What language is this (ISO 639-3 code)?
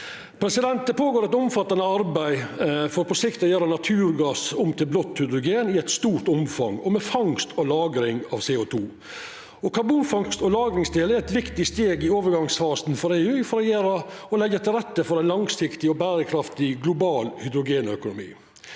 nor